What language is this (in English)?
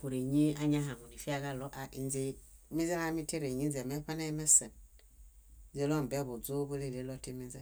Bayot